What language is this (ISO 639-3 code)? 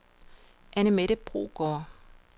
dan